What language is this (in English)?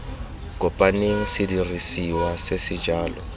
Tswana